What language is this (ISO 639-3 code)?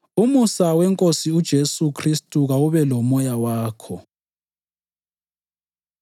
nde